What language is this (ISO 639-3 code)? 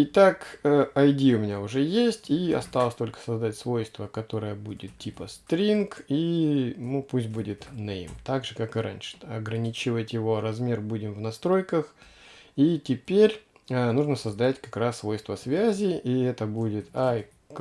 rus